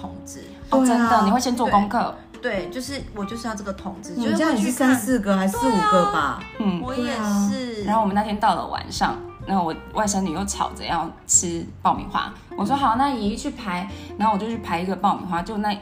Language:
Chinese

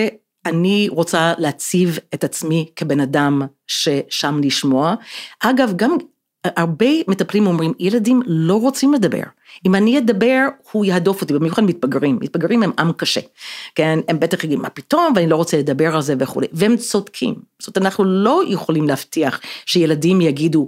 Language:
Hebrew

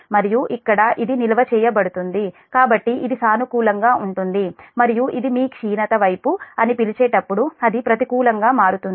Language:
Telugu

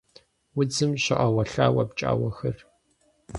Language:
Kabardian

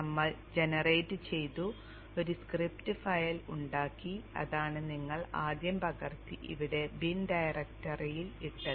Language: Malayalam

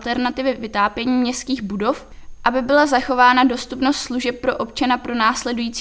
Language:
Czech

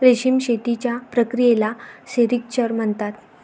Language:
Marathi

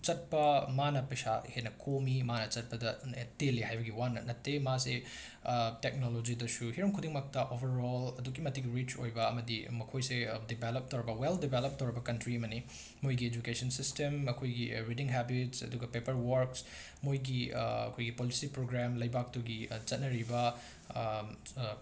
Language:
Manipuri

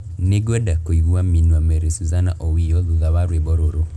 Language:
Kikuyu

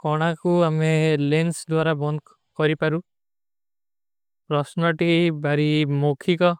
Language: Kui (India)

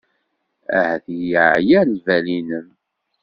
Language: Kabyle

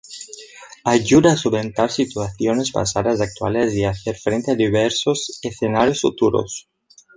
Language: Spanish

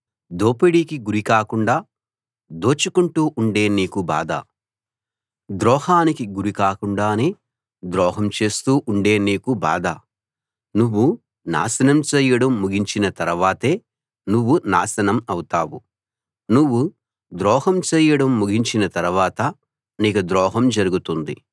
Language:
Telugu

